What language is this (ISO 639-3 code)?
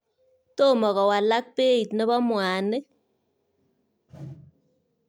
kln